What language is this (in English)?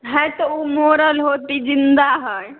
Maithili